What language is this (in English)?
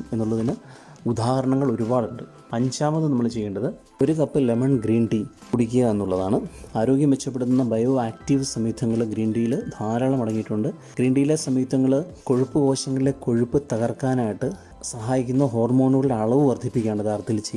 English